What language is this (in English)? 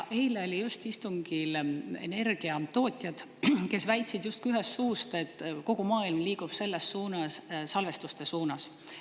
Estonian